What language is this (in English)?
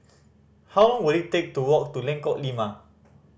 English